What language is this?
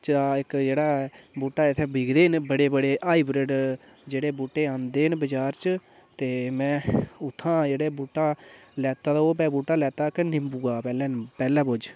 Dogri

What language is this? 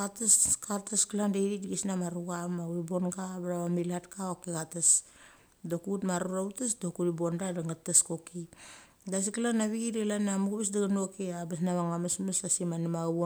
Mali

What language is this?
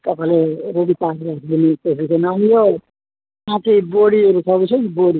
Nepali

